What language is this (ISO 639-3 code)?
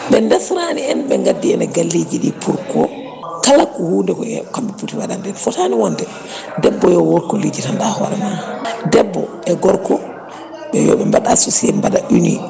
ful